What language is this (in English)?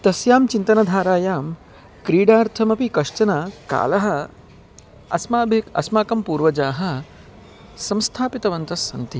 Sanskrit